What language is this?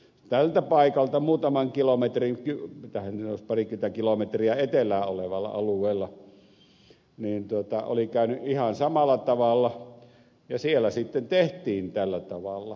Finnish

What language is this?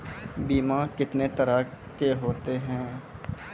Maithili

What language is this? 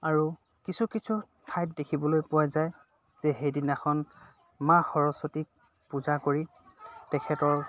Assamese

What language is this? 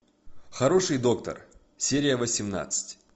Russian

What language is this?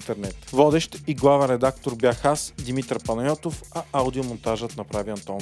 Bulgarian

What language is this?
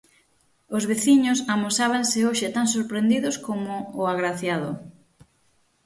Galician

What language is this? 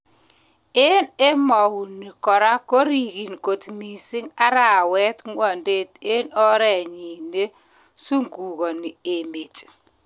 Kalenjin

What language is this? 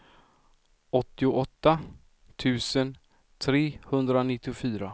Swedish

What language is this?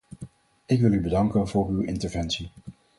Dutch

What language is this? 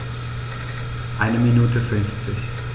German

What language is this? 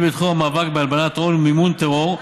Hebrew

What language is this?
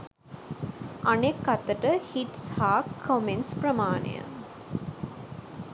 Sinhala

